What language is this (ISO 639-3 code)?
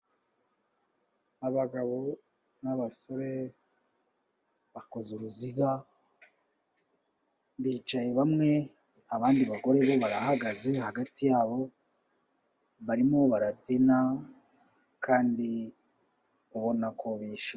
kin